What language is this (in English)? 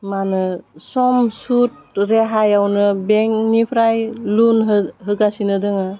Bodo